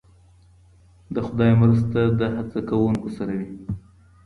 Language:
Pashto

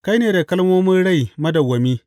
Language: Hausa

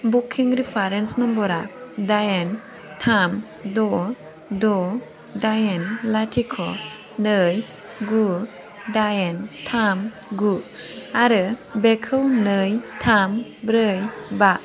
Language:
Bodo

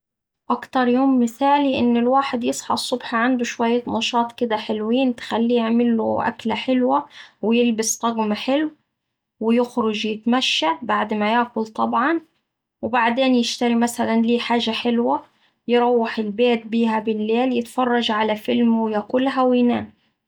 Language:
Saidi Arabic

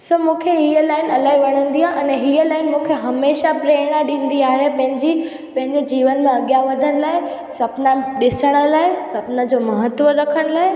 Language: Sindhi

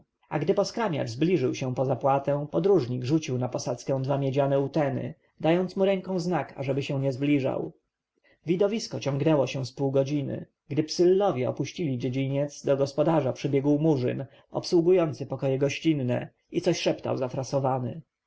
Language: Polish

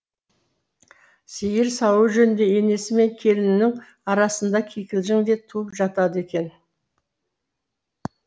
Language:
Kazakh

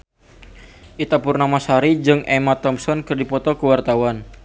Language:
Sundanese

